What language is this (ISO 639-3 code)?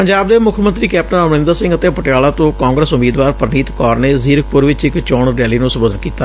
pan